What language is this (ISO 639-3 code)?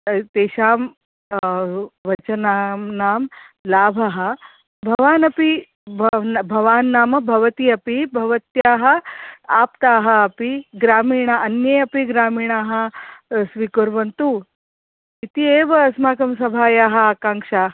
san